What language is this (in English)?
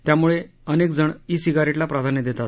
Marathi